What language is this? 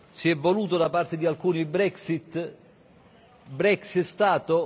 Italian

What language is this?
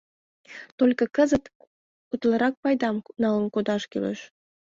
Mari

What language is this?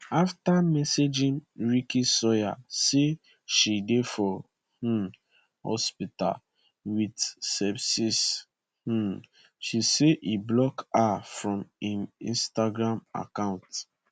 Nigerian Pidgin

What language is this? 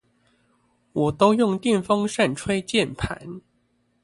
Chinese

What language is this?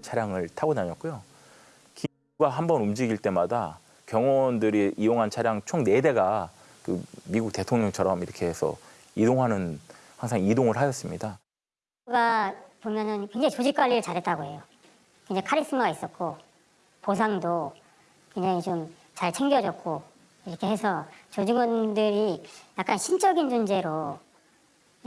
Korean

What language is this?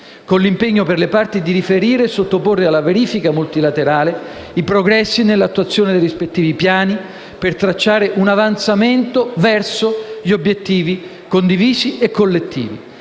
Italian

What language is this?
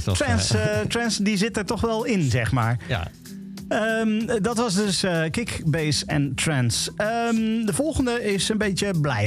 Dutch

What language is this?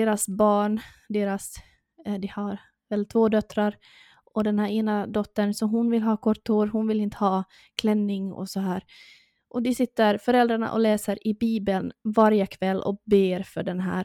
Swedish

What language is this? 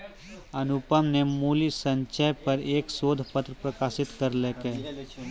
Maithili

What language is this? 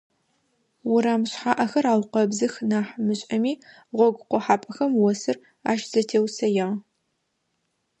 Adyghe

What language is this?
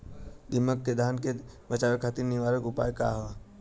Bhojpuri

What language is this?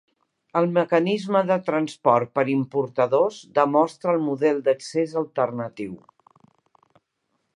Catalan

